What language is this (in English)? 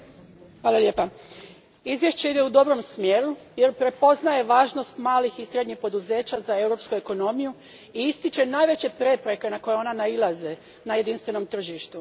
Croatian